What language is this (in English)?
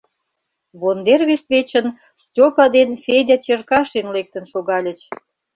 Mari